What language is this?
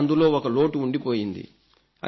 Telugu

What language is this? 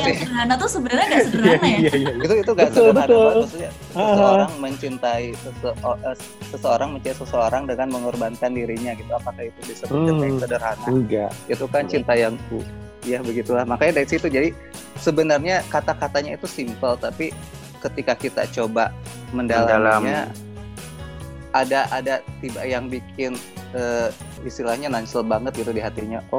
Indonesian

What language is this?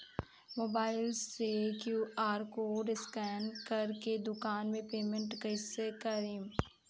Bhojpuri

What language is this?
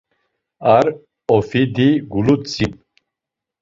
Laz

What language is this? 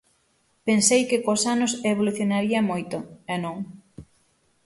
Galician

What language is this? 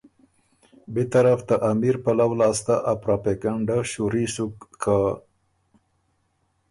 Ormuri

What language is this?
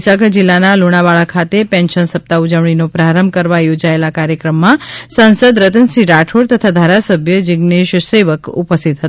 Gujarati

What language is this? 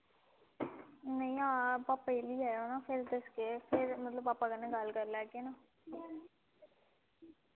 Dogri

